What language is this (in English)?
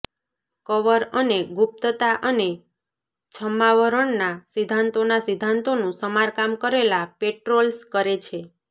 Gujarati